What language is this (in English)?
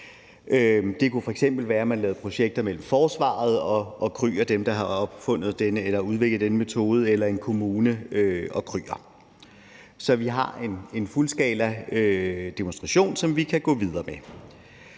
Danish